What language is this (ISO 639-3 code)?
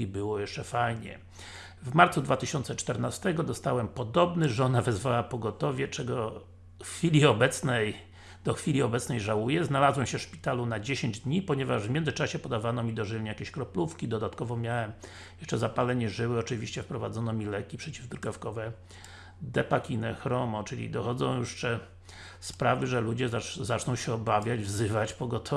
pol